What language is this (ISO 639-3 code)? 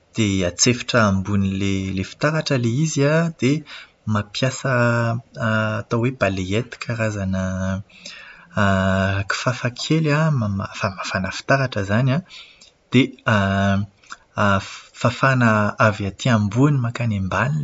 mlg